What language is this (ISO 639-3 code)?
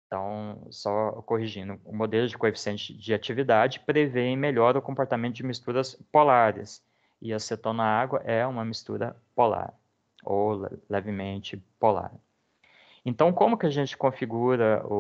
por